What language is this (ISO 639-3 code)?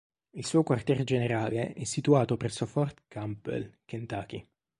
ita